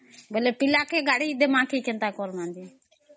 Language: Odia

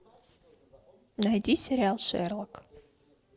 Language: Russian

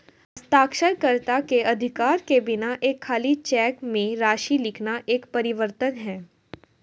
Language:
Hindi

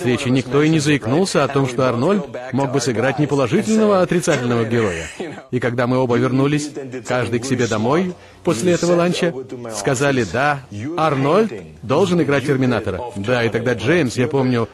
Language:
Russian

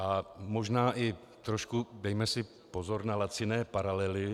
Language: Czech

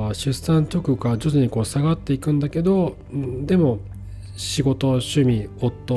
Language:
Japanese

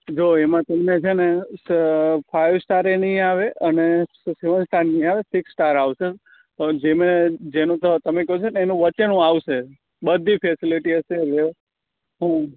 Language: Gujarati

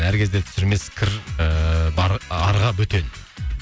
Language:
Kazakh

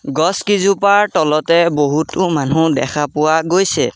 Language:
Assamese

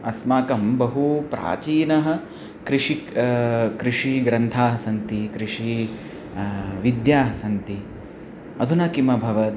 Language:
Sanskrit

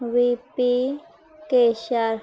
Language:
Urdu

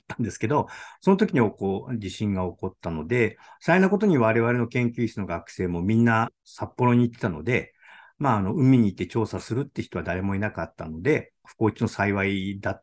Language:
Japanese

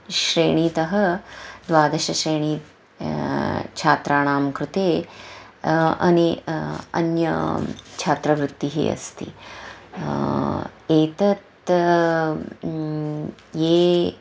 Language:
Sanskrit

